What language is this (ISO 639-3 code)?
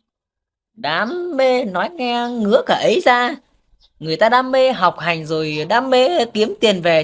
vie